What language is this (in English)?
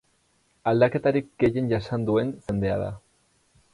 Basque